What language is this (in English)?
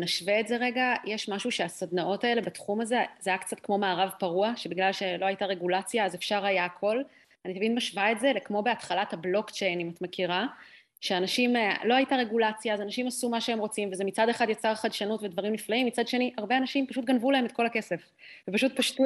Hebrew